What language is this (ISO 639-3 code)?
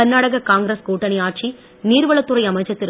tam